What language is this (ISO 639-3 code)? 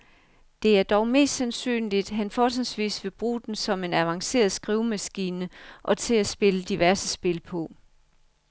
dan